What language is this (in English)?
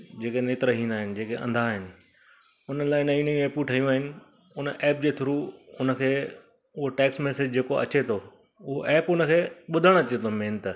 Sindhi